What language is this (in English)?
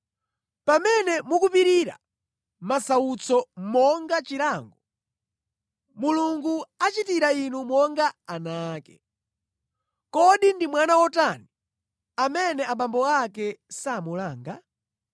Nyanja